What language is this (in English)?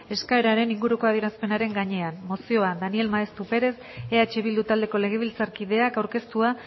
Basque